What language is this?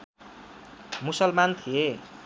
Nepali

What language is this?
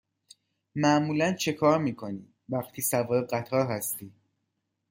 Persian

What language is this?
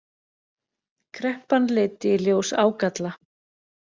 Icelandic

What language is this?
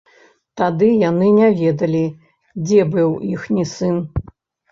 Belarusian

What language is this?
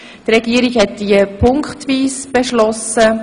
Swiss German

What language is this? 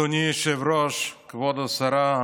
Hebrew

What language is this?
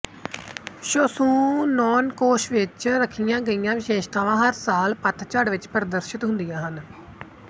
Punjabi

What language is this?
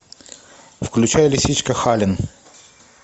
Russian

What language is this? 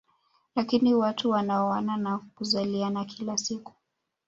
Swahili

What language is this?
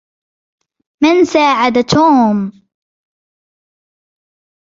Arabic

